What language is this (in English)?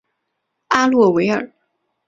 Chinese